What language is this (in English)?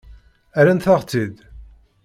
Kabyle